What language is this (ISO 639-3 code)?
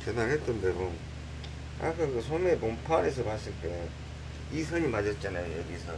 kor